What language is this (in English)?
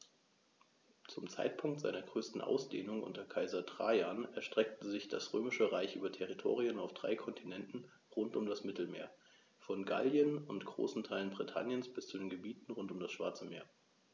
German